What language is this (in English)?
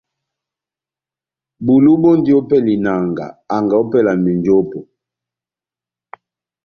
Batanga